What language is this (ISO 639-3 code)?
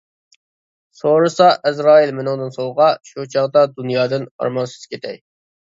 uig